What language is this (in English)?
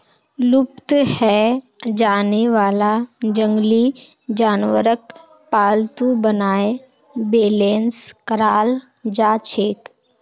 Magahi